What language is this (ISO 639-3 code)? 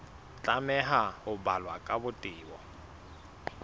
sot